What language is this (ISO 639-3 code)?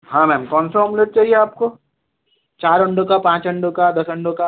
hin